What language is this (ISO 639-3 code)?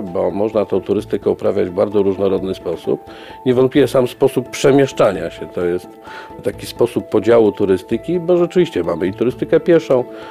pol